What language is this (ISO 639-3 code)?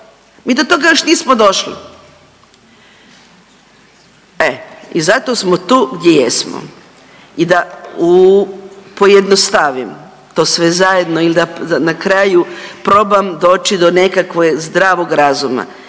hrv